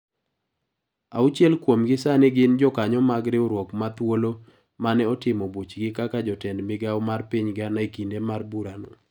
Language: Luo (Kenya and Tanzania)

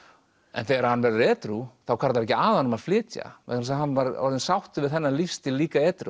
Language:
Icelandic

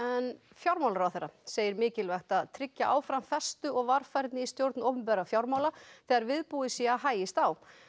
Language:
Icelandic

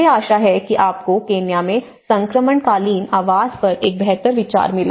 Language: Hindi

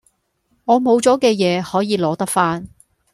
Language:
Cantonese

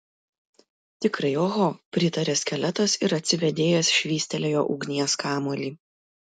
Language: Lithuanian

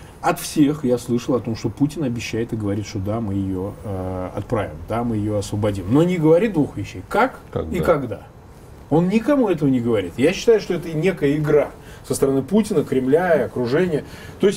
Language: Russian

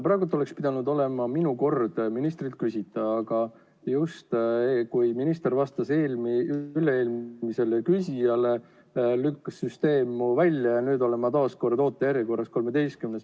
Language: Estonian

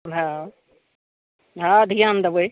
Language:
Maithili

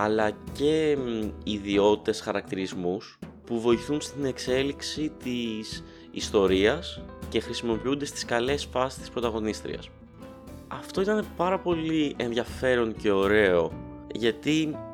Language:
Greek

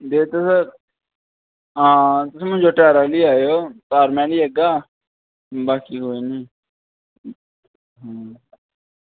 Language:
Dogri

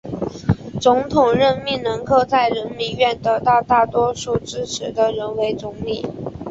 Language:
Chinese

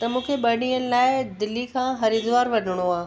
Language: Sindhi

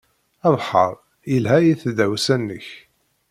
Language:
Kabyle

